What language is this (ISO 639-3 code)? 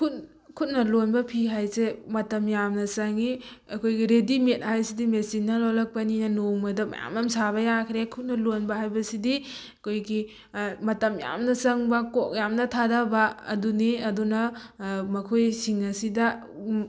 mni